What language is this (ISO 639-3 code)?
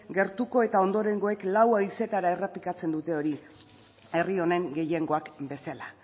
eus